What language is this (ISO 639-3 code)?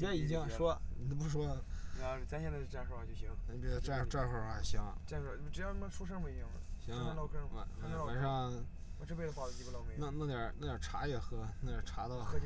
zho